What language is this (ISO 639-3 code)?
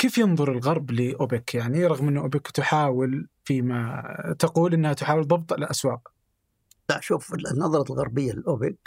ara